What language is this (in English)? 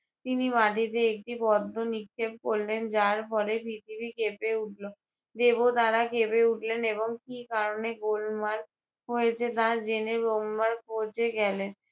Bangla